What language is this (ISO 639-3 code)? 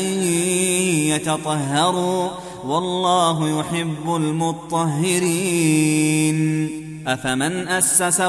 ara